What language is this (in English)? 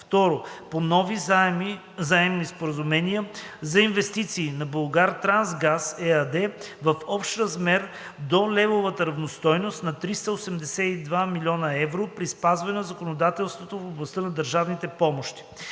Bulgarian